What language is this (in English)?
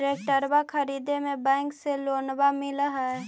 Magahi